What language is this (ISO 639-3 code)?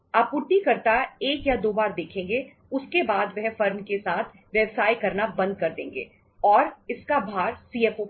hin